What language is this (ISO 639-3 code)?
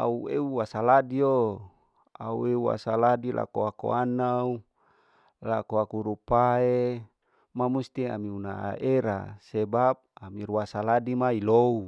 alo